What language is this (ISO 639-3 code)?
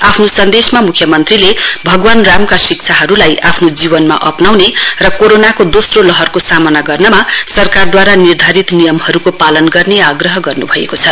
nep